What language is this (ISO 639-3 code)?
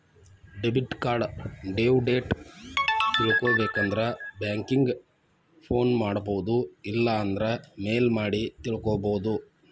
kan